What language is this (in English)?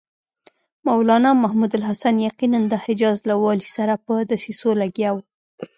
Pashto